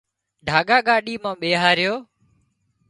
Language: Wadiyara Koli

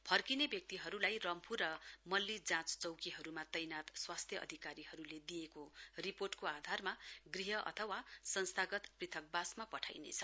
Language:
Nepali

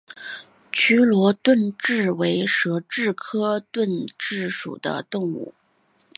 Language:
Chinese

